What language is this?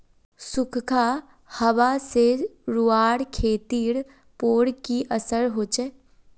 Magahi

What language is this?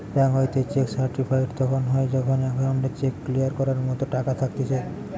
Bangla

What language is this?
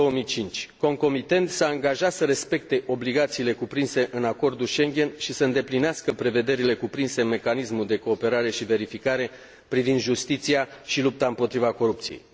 Romanian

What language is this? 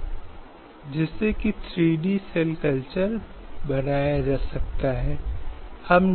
Hindi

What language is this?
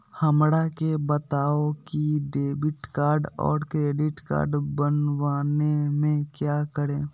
Magahi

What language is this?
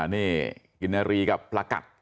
Thai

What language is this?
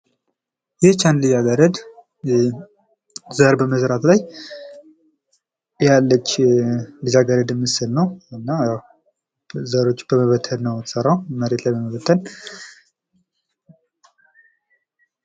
Amharic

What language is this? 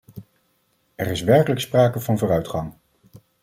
Dutch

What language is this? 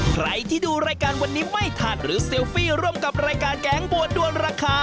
Thai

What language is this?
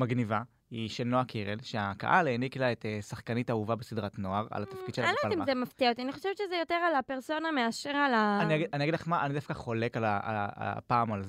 Hebrew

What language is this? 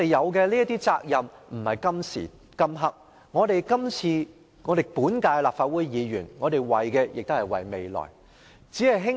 Cantonese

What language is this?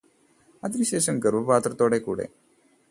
Malayalam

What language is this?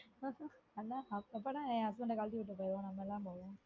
Tamil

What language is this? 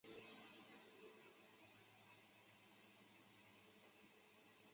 Chinese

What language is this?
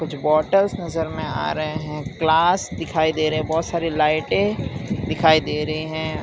Hindi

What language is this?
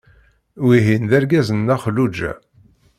Kabyle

